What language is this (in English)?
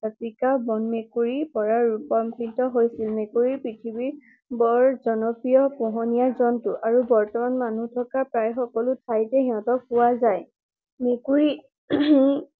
Assamese